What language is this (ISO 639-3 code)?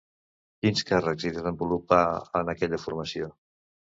cat